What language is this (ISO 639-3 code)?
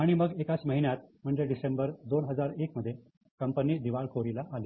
mar